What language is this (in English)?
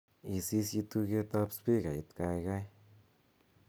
Kalenjin